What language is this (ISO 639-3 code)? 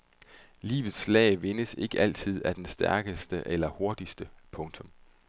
dan